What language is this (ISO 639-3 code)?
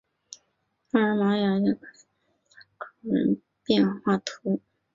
zho